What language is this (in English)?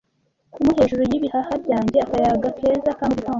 Kinyarwanda